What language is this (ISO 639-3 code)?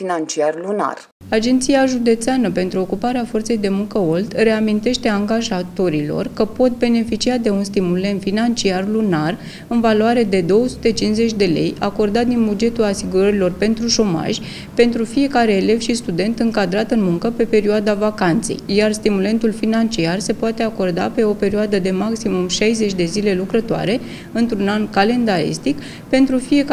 ron